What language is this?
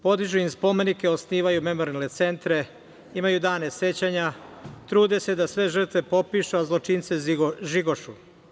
Serbian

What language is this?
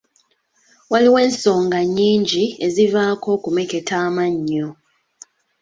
Ganda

